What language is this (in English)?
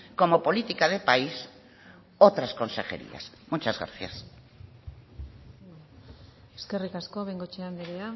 Spanish